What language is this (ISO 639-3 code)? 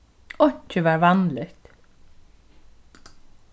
fao